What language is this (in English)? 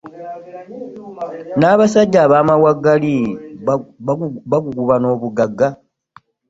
Ganda